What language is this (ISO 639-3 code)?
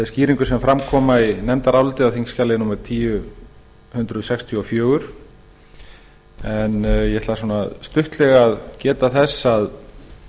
isl